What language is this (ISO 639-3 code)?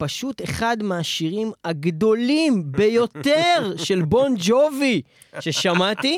heb